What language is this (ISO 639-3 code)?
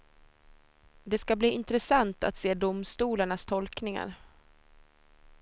swe